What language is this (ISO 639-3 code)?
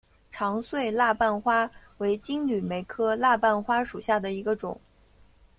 zho